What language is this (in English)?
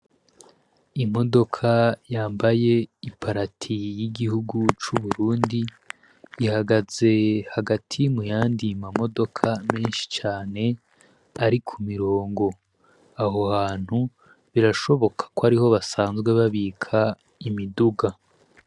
Rundi